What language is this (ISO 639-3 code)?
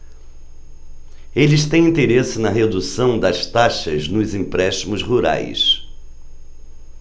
por